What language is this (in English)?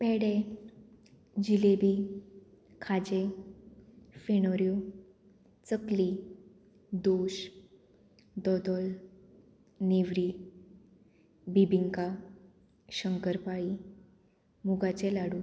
Konkani